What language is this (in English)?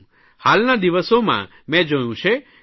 Gujarati